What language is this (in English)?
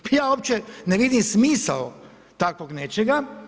Croatian